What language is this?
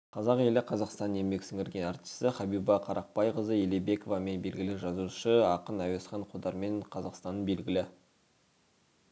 Kazakh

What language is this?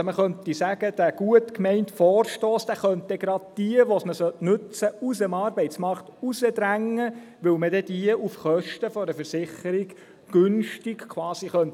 Swiss German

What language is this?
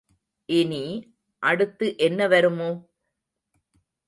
Tamil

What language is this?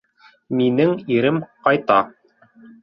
Bashkir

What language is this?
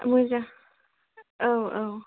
Bodo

